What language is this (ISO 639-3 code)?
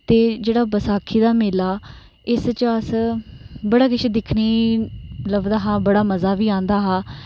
doi